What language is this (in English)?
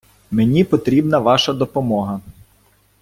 Ukrainian